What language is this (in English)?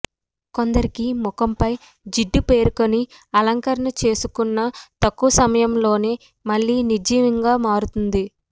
Telugu